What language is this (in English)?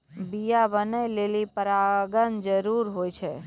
Maithili